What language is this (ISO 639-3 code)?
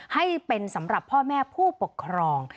tha